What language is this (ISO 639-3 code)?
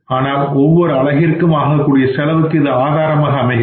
tam